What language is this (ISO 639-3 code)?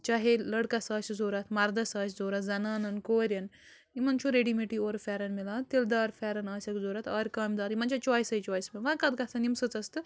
kas